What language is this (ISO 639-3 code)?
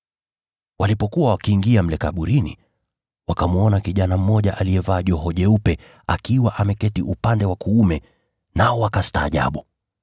swa